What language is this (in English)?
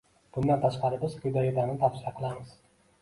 Uzbek